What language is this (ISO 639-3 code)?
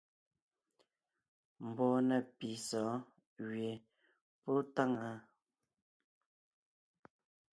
nnh